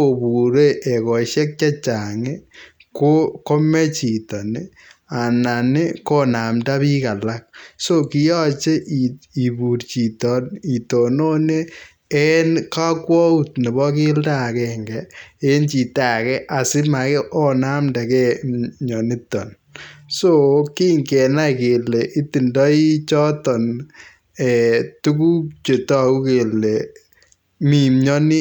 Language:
Kalenjin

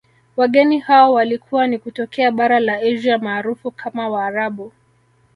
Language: Swahili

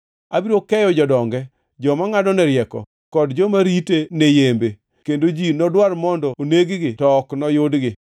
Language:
Luo (Kenya and Tanzania)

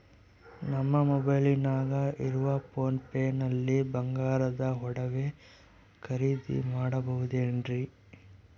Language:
Kannada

